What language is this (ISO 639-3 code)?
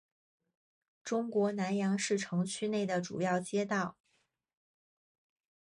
zho